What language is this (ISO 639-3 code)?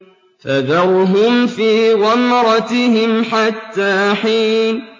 ara